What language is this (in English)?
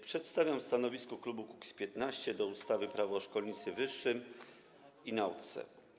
Polish